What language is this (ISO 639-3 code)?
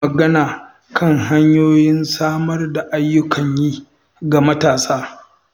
hau